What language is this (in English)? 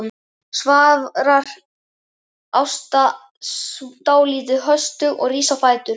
Icelandic